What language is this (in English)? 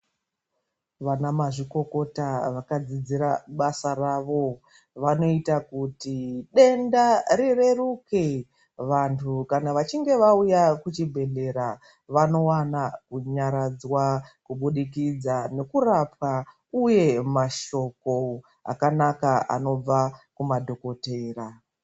Ndau